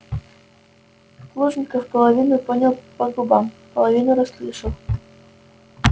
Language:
Russian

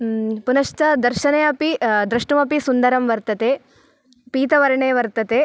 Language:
Sanskrit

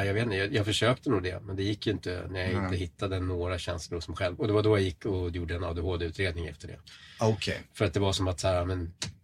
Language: Swedish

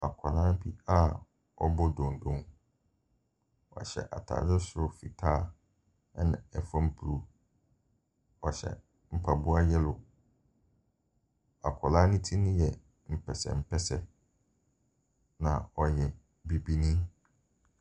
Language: Akan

